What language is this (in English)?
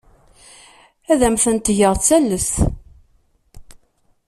Kabyle